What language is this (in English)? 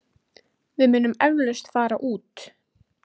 Icelandic